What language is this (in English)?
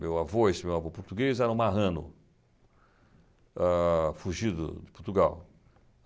Portuguese